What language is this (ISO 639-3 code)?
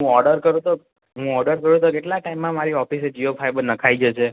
guj